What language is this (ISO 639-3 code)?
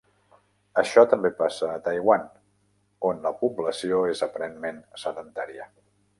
cat